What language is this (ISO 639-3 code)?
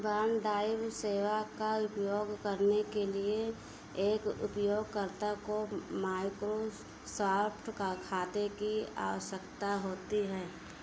hin